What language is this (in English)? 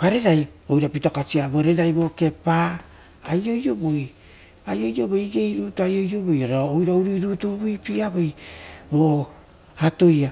Rotokas